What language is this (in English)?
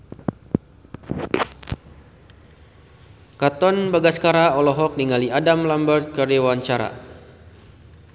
Sundanese